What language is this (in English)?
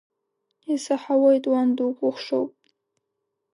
Abkhazian